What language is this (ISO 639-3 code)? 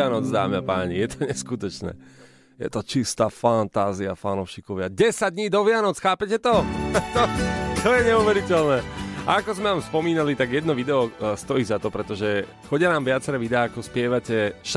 slk